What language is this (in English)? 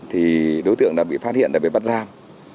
Vietnamese